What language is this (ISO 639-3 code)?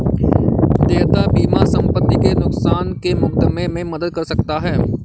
hin